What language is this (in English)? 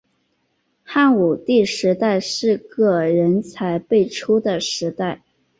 Chinese